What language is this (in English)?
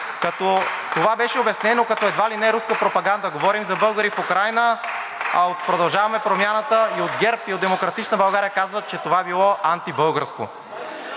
Bulgarian